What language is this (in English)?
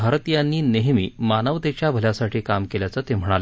Marathi